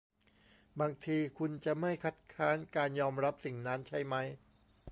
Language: Thai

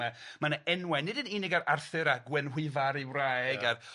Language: Welsh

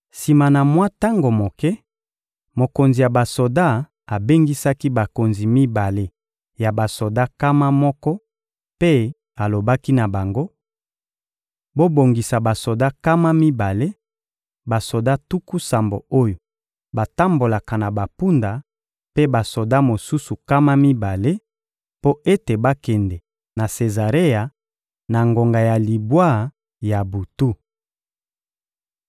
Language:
Lingala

